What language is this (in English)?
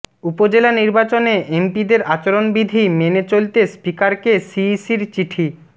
Bangla